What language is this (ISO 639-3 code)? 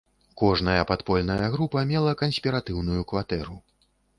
bel